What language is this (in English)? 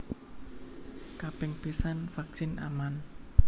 Javanese